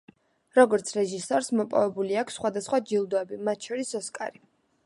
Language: Georgian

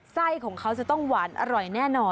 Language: Thai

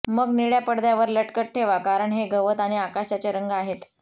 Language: Marathi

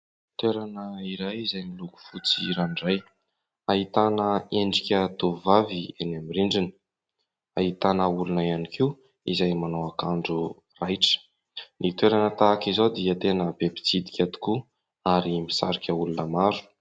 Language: Malagasy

